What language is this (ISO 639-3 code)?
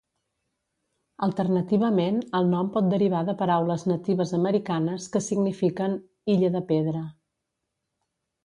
cat